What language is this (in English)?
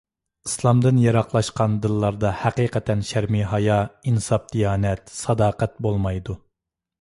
Uyghur